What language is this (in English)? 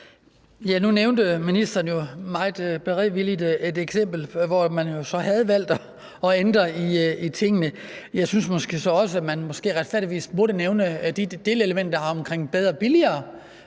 Danish